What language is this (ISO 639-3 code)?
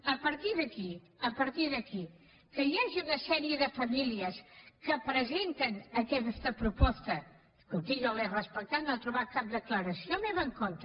cat